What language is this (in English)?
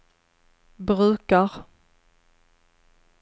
Swedish